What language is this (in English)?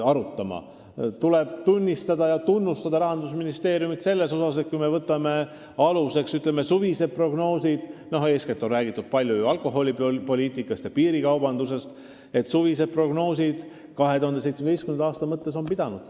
Estonian